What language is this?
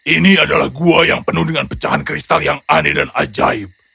Indonesian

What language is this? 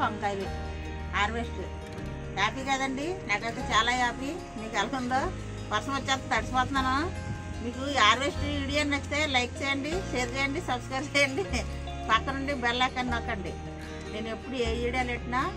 Telugu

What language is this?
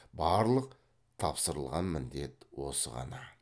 Kazakh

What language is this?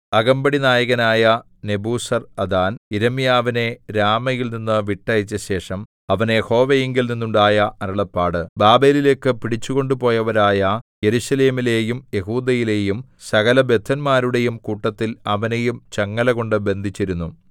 Malayalam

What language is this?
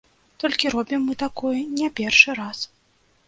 Belarusian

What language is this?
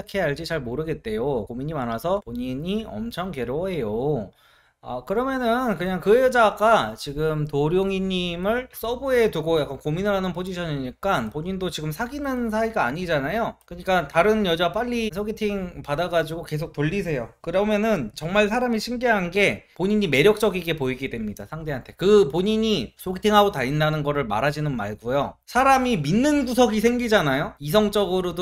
Korean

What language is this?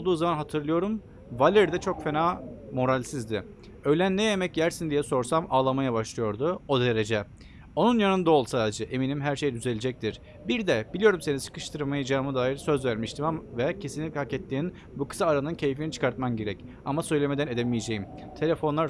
Turkish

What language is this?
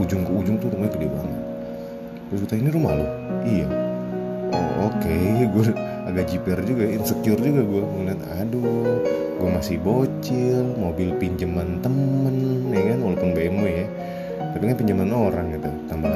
Indonesian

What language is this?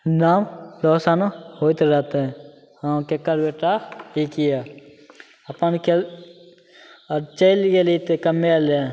Maithili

